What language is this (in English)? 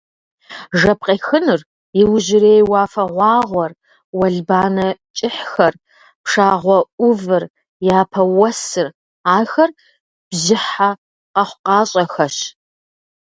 Kabardian